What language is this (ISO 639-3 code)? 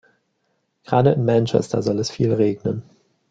deu